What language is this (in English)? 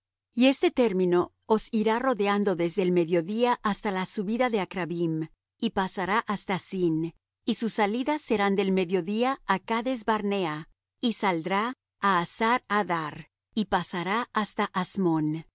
Spanish